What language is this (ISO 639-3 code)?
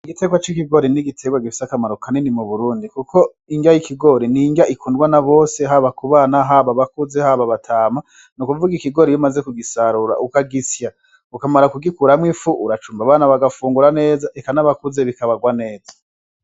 run